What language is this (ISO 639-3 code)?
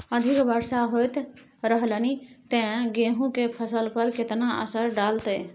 mai